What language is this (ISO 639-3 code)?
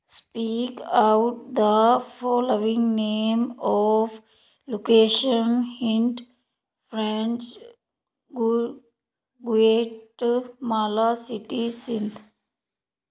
pan